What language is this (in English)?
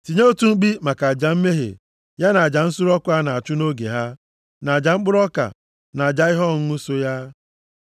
Igbo